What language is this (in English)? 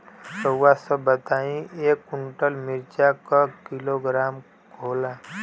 Bhojpuri